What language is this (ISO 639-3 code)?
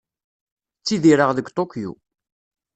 kab